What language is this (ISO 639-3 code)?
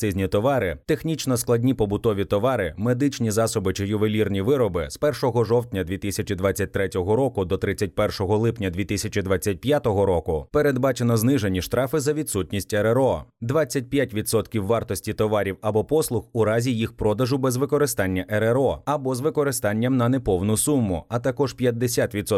ukr